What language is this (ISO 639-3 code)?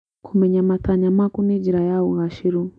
kik